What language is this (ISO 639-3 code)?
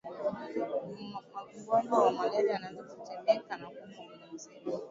swa